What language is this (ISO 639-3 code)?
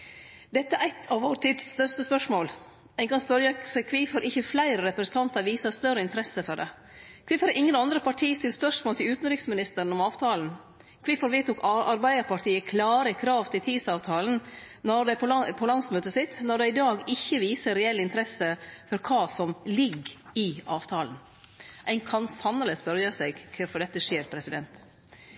nno